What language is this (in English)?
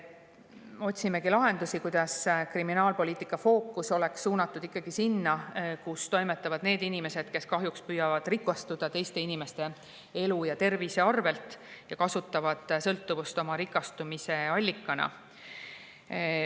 Estonian